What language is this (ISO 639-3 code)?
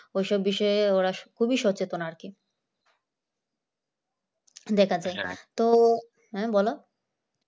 ben